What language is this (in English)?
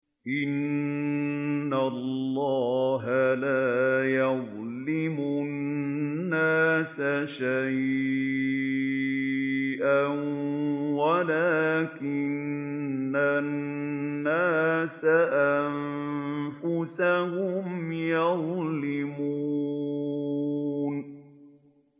Arabic